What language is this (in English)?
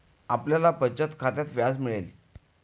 Marathi